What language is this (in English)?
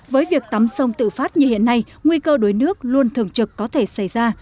Vietnamese